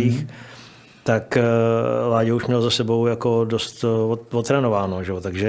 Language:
Czech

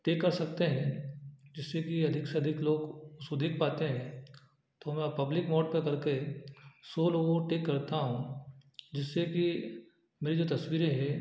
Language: Hindi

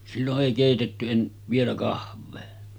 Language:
Finnish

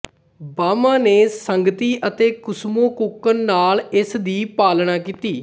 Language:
Punjabi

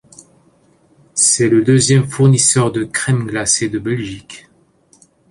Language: French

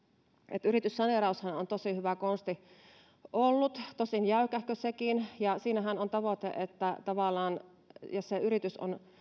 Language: Finnish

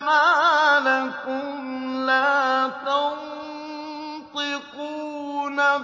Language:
Arabic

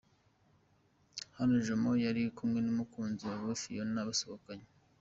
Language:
Kinyarwanda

